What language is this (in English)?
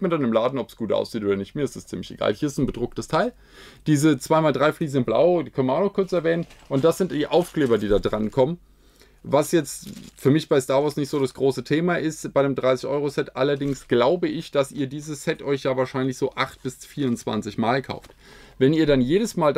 German